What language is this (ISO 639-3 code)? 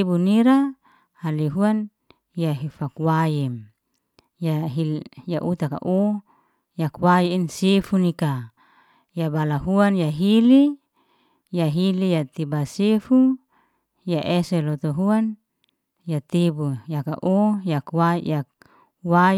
ste